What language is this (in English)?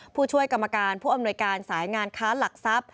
Thai